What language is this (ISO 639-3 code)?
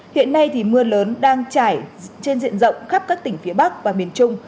vie